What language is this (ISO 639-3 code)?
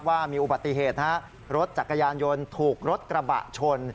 tha